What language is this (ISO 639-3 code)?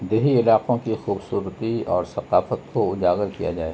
urd